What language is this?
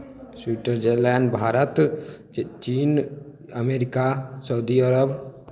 Maithili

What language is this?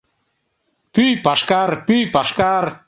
Mari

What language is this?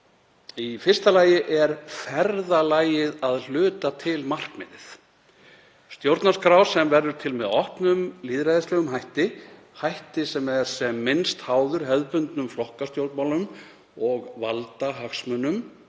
Icelandic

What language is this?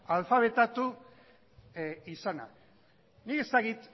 Basque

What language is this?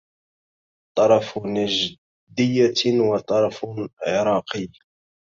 Arabic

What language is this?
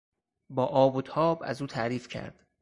Persian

